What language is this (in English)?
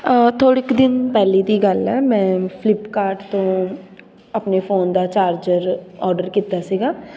Punjabi